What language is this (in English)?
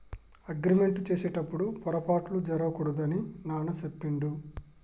Telugu